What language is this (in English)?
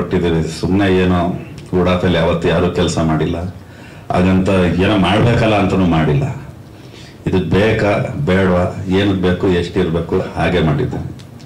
Indonesian